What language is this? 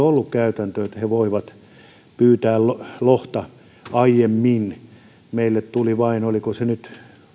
Finnish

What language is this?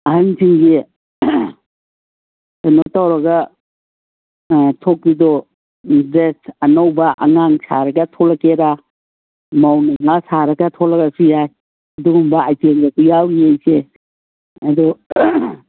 Manipuri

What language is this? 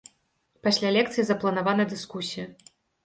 Belarusian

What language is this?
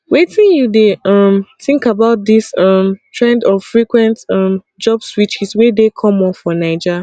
Nigerian Pidgin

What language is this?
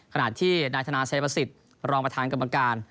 Thai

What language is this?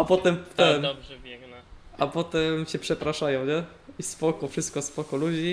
Polish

